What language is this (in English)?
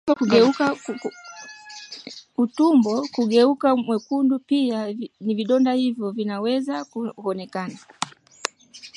Swahili